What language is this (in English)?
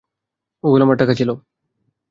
Bangla